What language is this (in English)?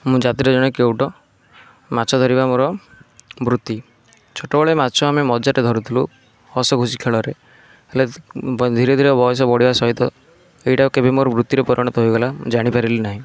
Odia